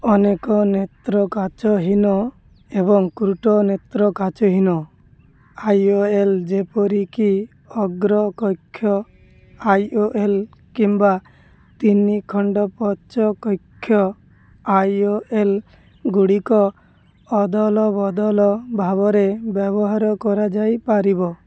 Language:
Odia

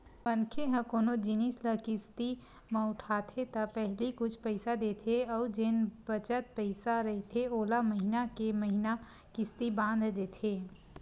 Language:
Chhattisgarhi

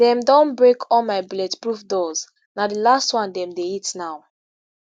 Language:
Nigerian Pidgin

